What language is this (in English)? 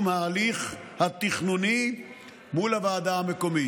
Hebrew